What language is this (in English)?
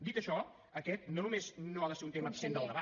Catalan